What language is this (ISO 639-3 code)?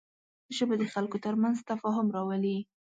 pus